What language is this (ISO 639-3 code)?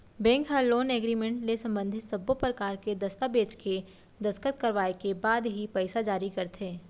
hne